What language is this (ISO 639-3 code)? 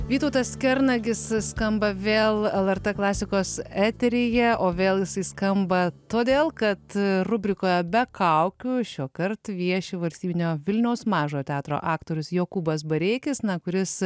lit